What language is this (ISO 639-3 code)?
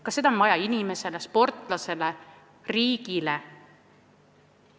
est